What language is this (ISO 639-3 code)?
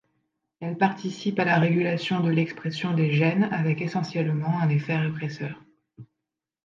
fra